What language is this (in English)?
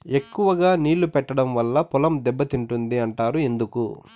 Telugu